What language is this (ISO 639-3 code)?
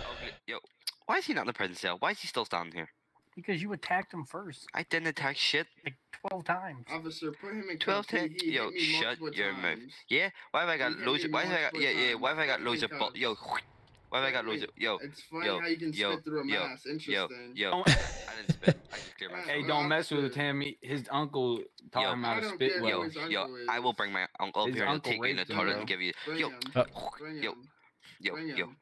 eng